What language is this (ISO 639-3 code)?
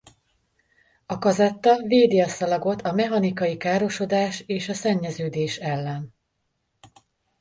hun